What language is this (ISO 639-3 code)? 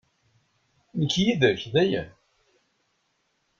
kab